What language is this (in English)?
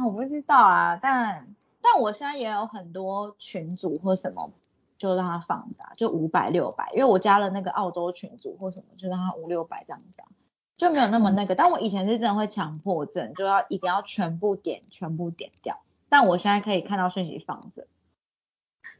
Chinese